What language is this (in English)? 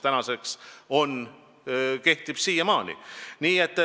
Estonian